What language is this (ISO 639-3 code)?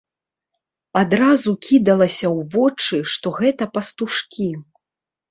bel